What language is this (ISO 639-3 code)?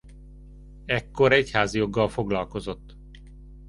hun